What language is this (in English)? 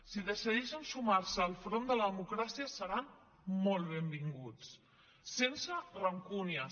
Catalan